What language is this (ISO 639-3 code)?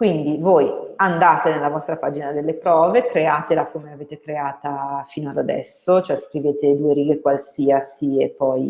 ita